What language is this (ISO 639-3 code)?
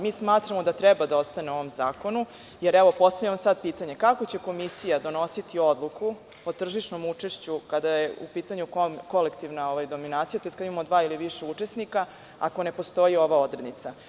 srp